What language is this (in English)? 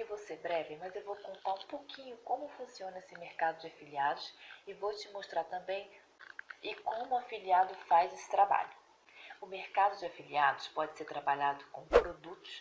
Portuguese